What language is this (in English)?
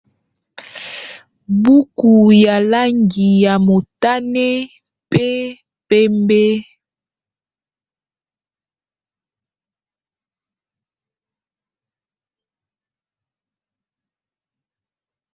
Lingala